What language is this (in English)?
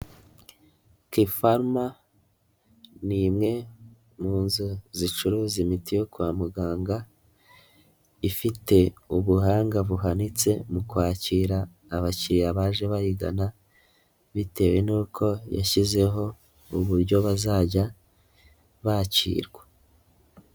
Kinyarwanda